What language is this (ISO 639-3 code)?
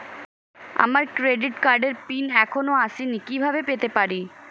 ben